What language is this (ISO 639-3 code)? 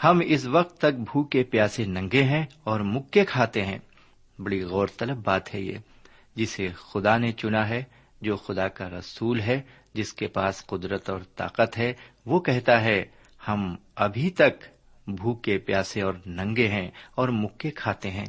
urd